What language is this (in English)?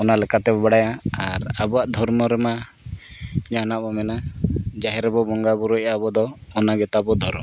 Santali